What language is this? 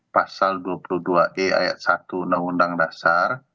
Indonesian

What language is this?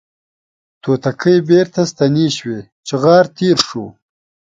Pashto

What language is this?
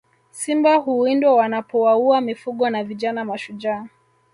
Swahili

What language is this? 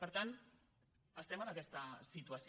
Catalan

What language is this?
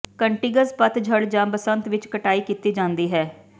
Punjabi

